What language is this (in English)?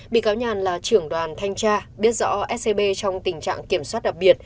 Vietnamese